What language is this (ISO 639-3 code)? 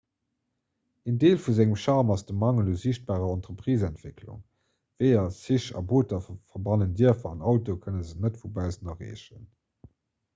ltz